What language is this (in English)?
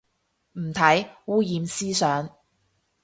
Cantonese